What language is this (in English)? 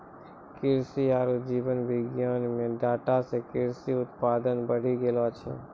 Maithili